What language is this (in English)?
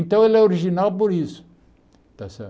Portuguese